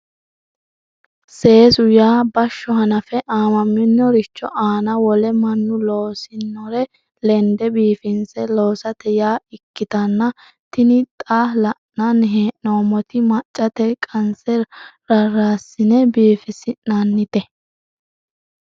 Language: Sidamo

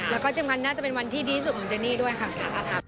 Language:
Thai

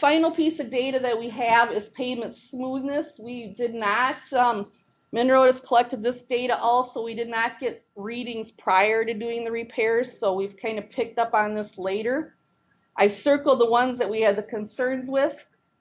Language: English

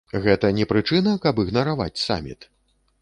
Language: Belarusian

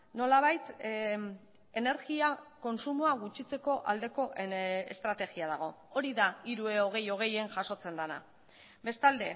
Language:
Basque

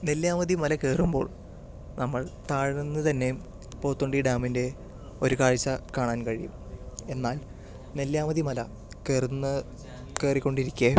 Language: Malayalam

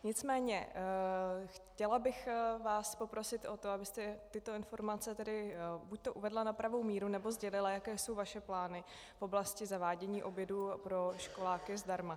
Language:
Czech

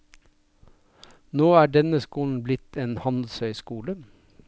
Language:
Norwegian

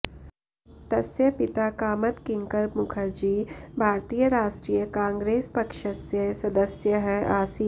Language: Sanskrit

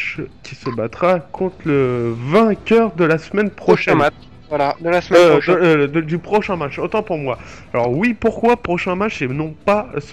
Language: French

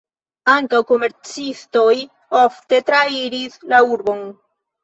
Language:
Esperanto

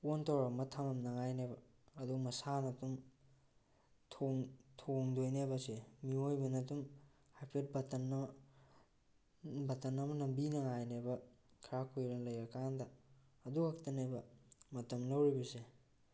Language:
Manipuri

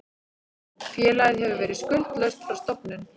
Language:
Icelandic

